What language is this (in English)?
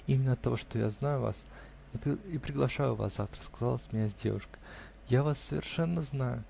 Russian